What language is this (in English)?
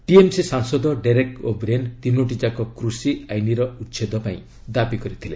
Odia